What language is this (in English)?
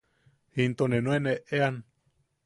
Yaqui